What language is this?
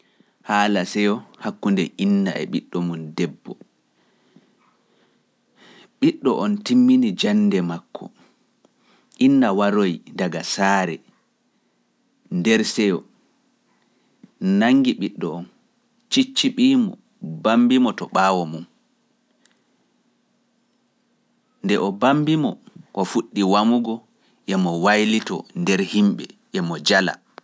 Pular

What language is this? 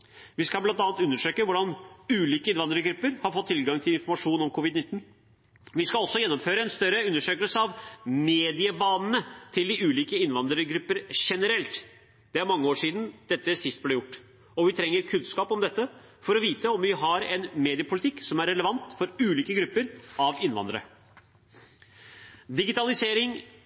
Norwegian Bokmål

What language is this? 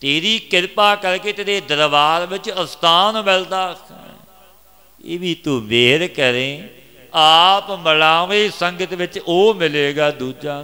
Hindi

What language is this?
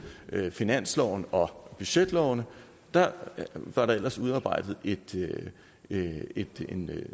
Danish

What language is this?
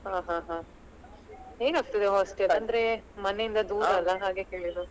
Kannada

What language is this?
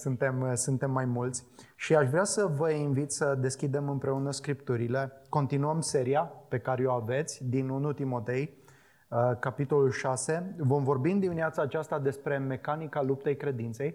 Romanian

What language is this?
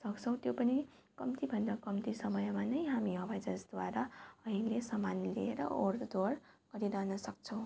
Nepali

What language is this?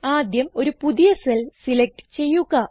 Malayalam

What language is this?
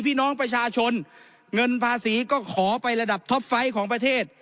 Thai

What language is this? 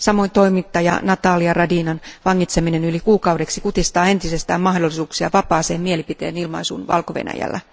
Finnish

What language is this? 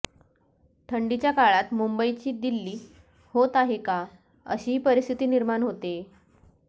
Marathi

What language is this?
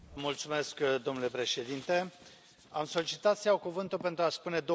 Romanian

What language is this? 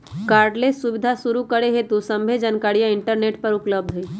Magahi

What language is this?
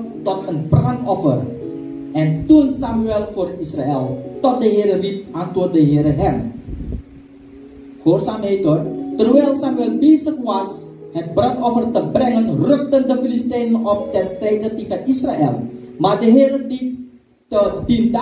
Dutch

